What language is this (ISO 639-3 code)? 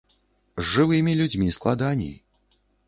bel